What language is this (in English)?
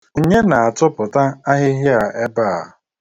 Igbo